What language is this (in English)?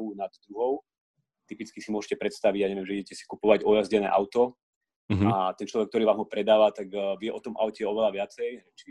Slovak